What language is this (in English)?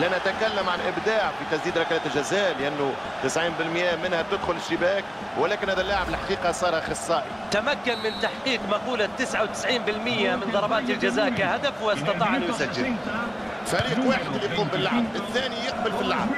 Arabic